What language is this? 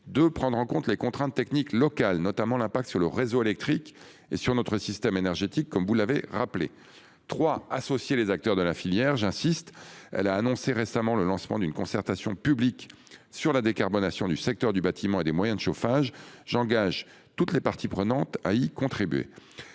French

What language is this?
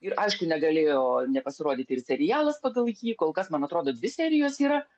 Lithuanian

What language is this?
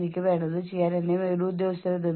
Malayalam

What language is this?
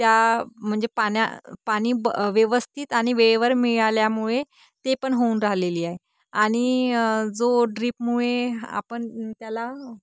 Marathi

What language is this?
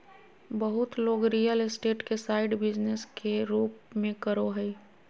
Magahi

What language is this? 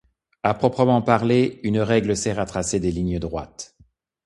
French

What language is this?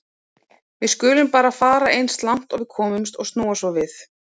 Icelandic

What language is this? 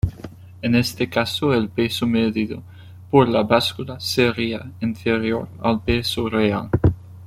Spanish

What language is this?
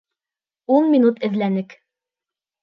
Bashkir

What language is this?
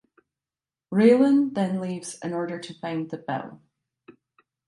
English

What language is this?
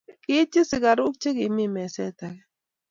Kalenjin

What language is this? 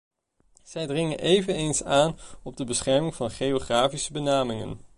Dutch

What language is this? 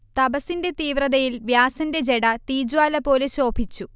Malayalam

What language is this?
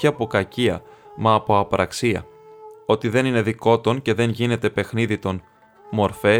Greek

